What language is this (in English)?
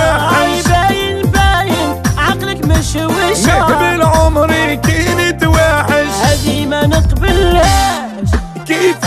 Arabic